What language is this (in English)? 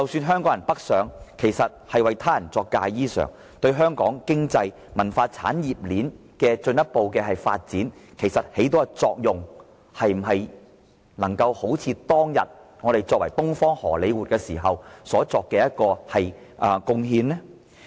Cantonese